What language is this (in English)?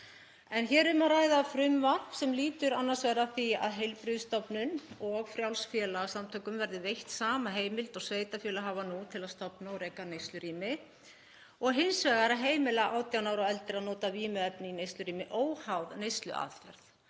Icelandic